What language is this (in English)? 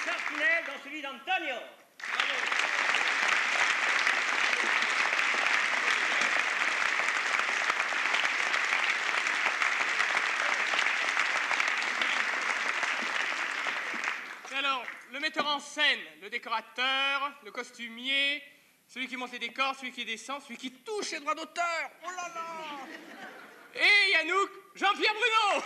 French